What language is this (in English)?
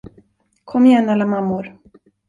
Swedish